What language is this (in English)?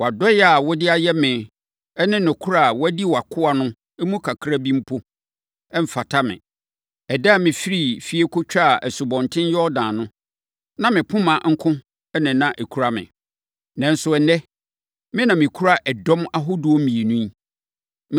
Akan